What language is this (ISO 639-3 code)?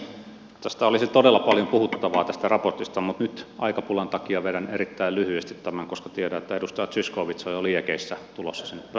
fin